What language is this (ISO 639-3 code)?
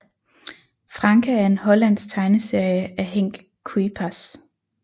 dan